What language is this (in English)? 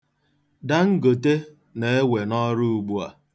Igbo